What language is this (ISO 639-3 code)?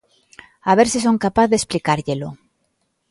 glg